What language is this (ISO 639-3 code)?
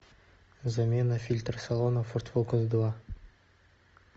rus